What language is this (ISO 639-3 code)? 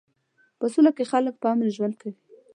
pus